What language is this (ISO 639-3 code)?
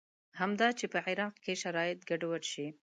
pus